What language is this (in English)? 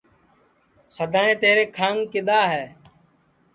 Sansi